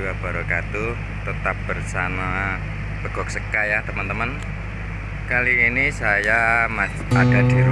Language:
Indonesian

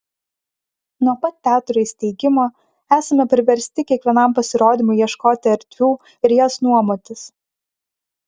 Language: Lithuanian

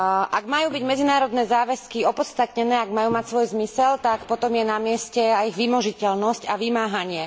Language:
Slovak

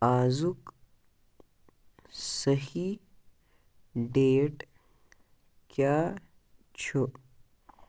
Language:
Kashmiri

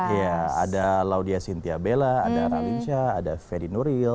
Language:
Indonesian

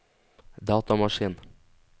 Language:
Norwegian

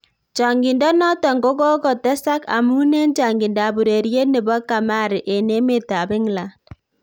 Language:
Kalenjin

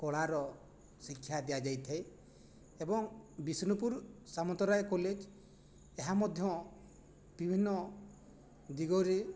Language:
Odia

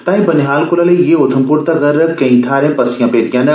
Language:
Dogri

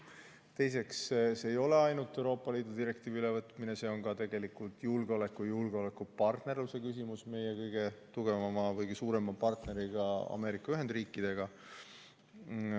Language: Estonian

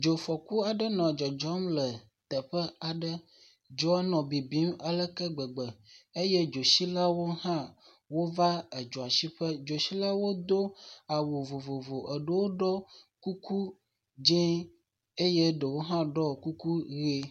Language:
Ewe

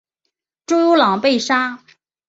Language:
Chinese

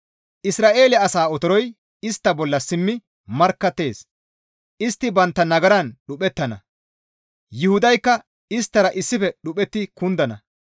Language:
Gamo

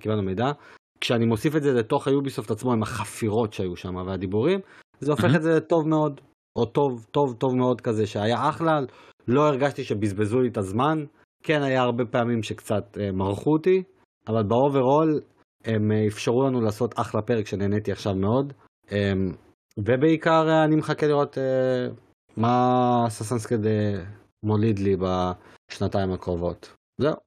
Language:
Hebrew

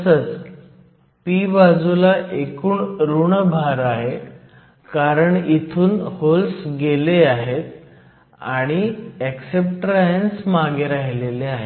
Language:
Marathi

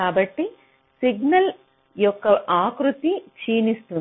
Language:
Telugu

